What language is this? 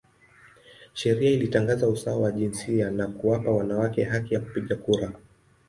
Swahili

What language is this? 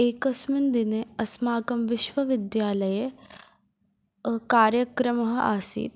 Sanskrit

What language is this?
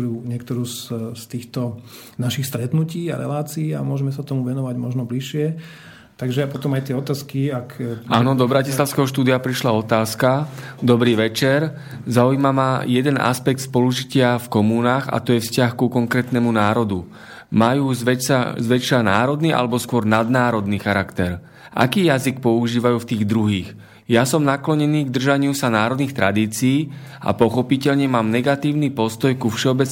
Slovak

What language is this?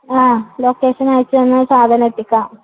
Malayalam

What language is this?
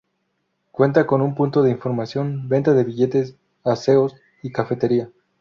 Spanish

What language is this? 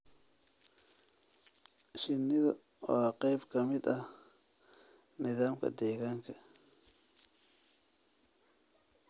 Somali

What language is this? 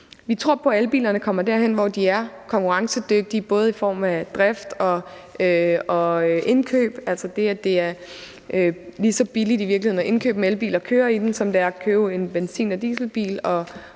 Danish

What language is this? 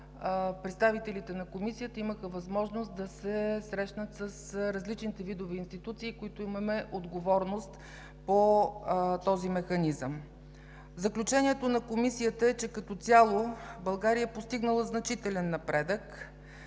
Bulgarian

